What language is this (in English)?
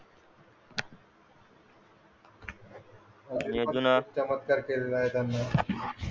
Marathi